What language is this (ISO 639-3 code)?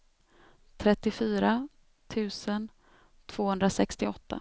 swe